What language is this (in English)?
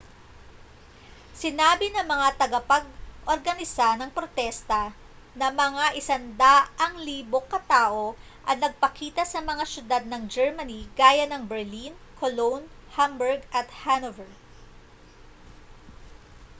Filipino